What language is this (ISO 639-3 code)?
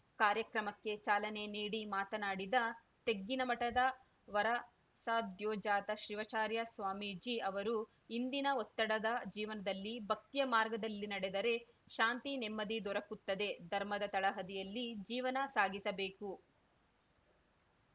kan